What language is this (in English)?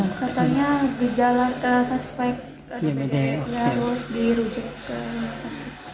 Indonesian